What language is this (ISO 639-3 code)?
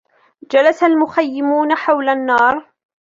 ara